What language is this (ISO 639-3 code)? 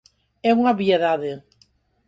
glg